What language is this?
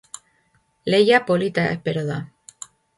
Basque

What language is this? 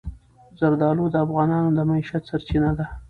Pashto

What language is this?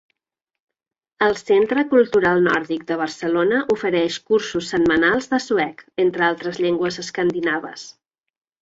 Catalan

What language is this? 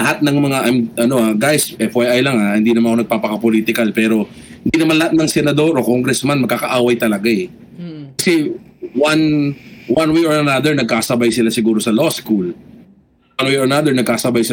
Filipino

